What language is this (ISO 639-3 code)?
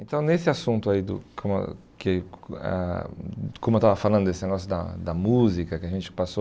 por